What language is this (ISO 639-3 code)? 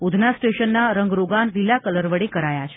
guj